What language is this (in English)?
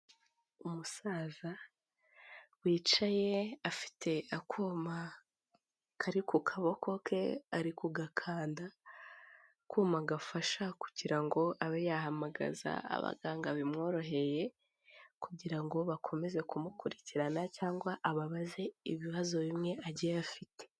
Kinyarwanda